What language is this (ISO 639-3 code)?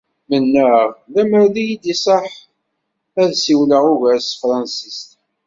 kab